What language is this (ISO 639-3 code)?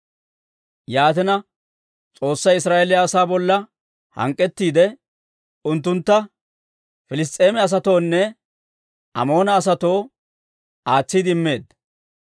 dwr